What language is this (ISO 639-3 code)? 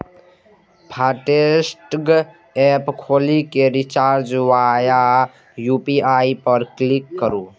mai